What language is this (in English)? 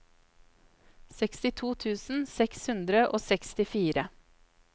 Norwegian